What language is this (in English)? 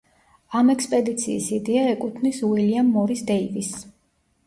Georgian